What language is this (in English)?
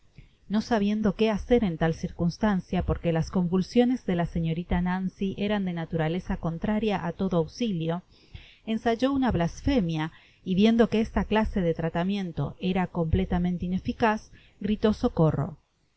Spanish